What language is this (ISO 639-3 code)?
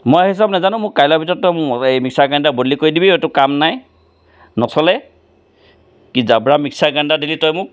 asm